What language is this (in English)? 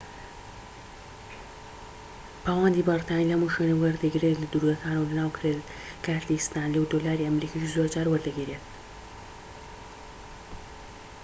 Central Kurdish